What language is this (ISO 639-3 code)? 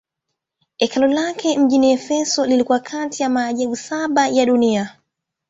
swa